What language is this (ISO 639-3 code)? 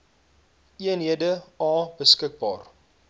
afr